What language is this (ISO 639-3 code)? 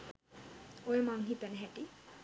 sin